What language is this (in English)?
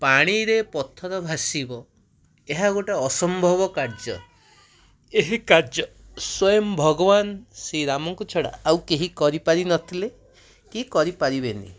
Odia